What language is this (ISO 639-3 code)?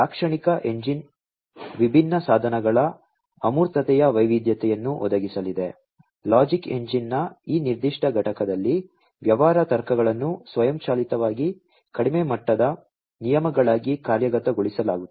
kan